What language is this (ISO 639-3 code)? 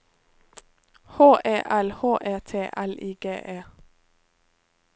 nor